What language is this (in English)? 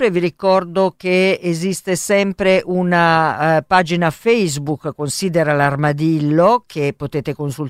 Italian